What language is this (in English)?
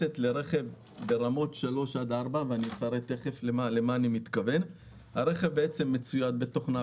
Hebrew